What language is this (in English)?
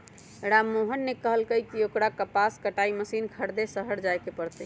Magahi